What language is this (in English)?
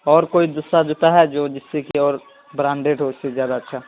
Urdu